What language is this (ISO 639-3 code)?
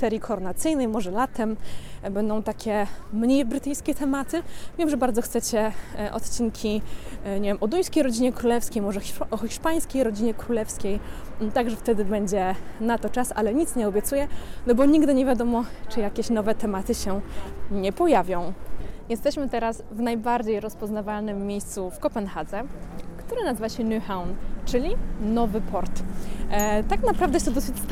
pol